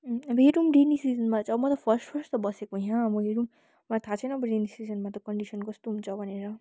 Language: Nepali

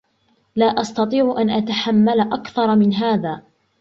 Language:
Arabic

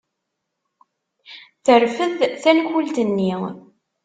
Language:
Kabyle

